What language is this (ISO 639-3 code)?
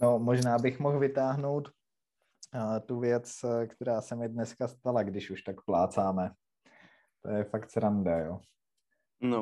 ces